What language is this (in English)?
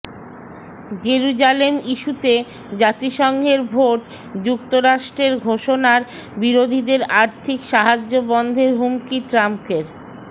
Bangla